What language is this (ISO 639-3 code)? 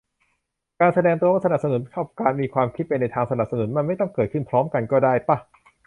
tha